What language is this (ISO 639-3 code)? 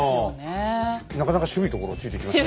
jpn